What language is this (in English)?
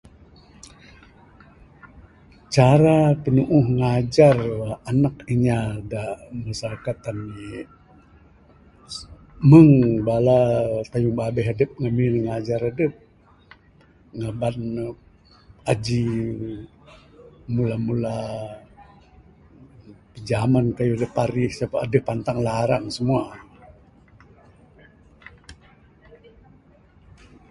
Bukar-Sadung Bidayuh